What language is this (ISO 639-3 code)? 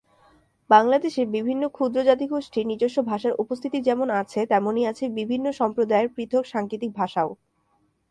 ben